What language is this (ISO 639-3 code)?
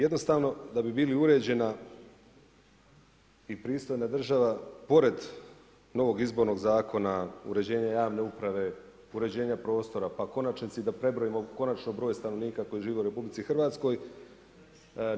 hrv